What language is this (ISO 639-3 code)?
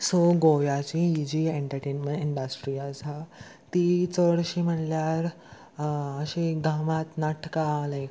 kok